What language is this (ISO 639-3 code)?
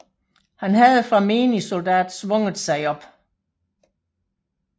dan